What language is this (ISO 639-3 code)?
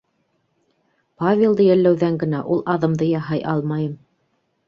bak